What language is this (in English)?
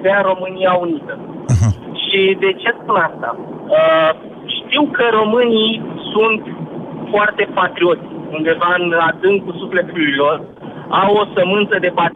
Romanian